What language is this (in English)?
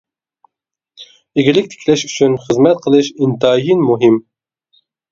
Uyghur